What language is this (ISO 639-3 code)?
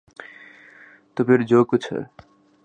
urd